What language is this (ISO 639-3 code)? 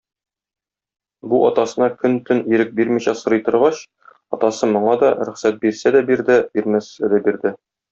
tat